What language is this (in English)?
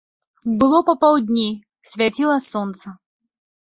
Belarusian